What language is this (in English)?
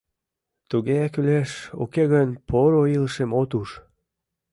Mari